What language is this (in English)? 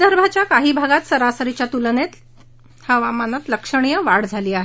Marathi